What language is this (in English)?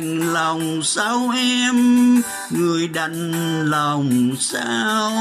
Vietnamese